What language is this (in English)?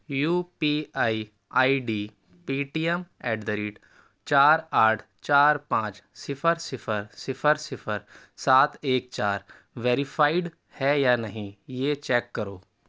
Urdu